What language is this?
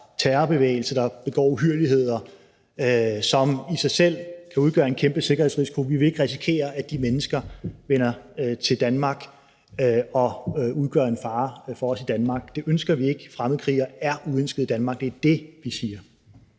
Danish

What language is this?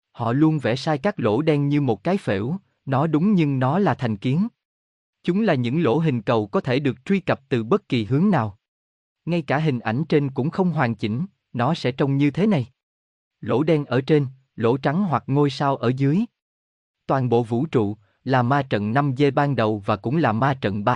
Vietnamese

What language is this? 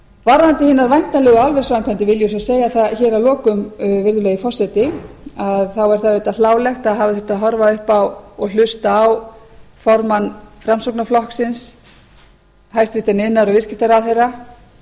Icelandic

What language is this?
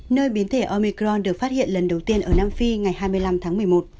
Vietnamese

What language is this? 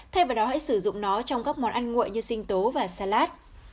Vietnamese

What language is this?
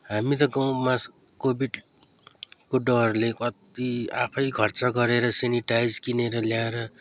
Nepali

